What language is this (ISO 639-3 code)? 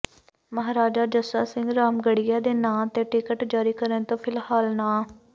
pan